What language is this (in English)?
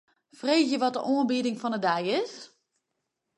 Western Frisian